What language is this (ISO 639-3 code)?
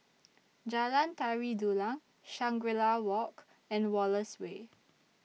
eng